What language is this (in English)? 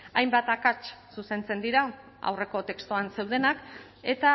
Basque